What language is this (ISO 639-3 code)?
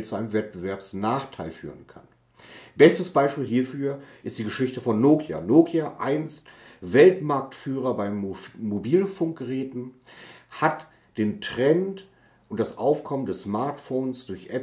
deu